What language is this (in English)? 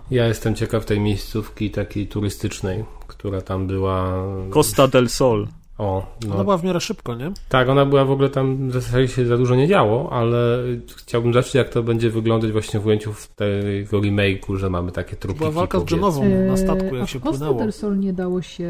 Polish